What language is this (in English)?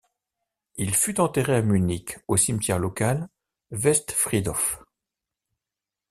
French